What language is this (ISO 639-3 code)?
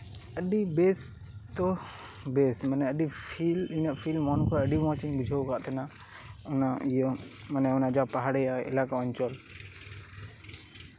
sat